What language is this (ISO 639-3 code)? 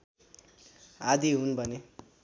nep